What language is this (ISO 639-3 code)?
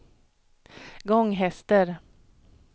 swe